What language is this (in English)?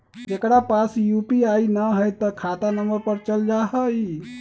Magahi